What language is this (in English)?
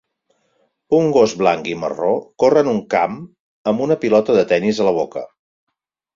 Catalan